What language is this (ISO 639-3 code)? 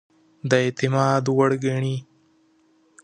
pus